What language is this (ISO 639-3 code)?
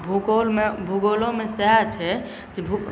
mai